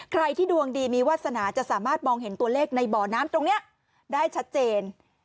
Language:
Thai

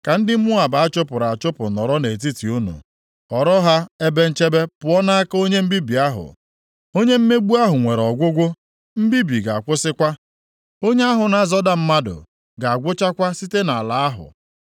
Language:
Igbo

